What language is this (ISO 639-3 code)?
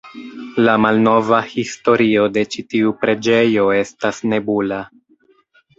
epo